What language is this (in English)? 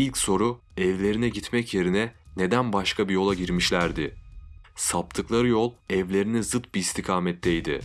Turkish